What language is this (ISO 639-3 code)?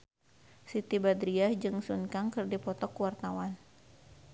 sun